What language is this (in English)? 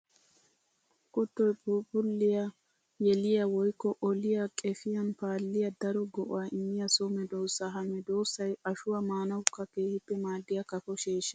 Wolaytta